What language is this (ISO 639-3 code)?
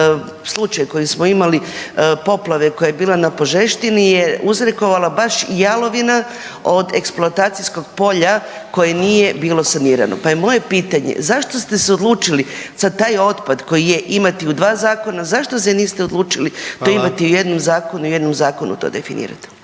hrv